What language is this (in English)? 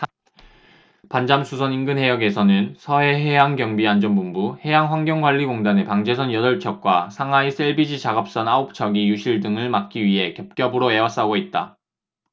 Korean